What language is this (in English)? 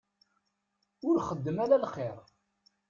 Kabyle